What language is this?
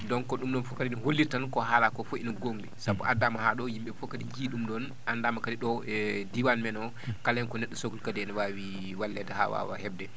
Fula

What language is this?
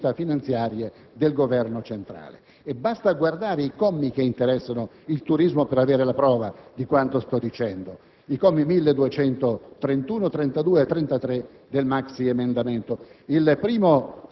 Italian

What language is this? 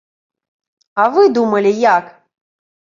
Belarusian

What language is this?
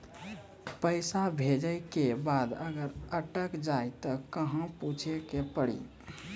Maithili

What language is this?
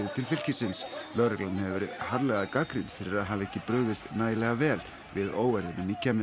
Icelandic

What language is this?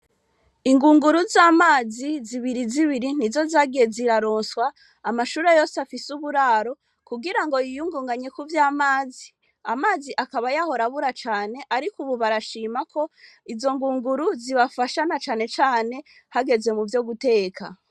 Rundi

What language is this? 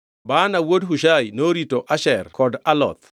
Luo (Kenya and Tanzania)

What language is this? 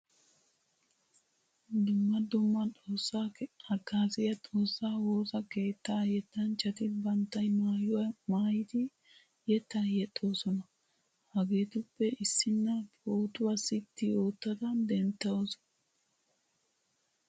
Wolaytta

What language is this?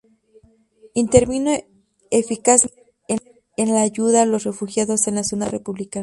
Spanish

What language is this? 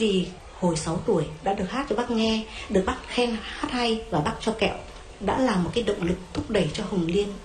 Vietnamese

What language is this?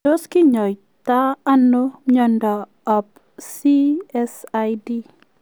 Kalenjin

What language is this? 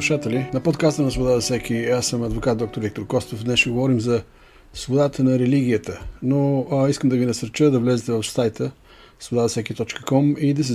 Bulgarian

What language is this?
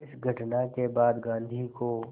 Hindi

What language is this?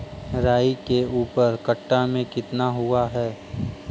Magahi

